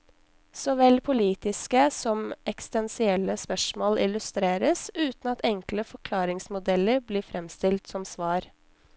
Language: Norwegian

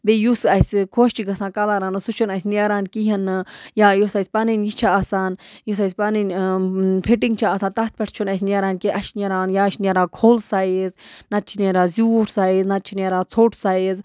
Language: Kashmiri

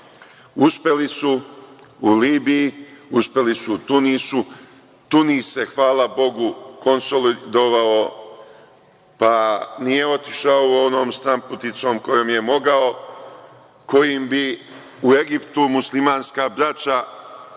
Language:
Serbian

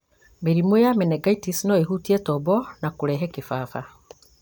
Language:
Kikuyu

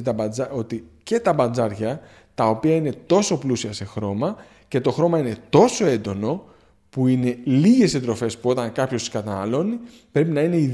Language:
Greek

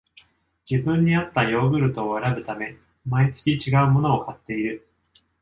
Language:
Japanese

